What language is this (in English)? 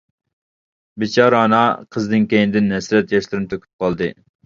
Uyghur